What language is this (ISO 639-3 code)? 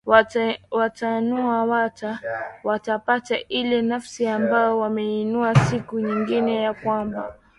swa